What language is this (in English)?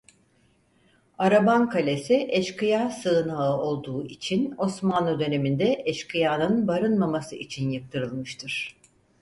Turkish